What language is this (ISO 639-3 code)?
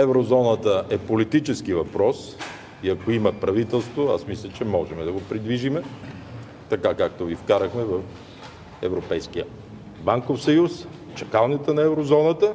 bul